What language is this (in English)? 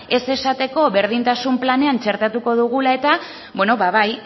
Basque